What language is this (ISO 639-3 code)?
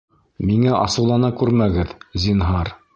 bak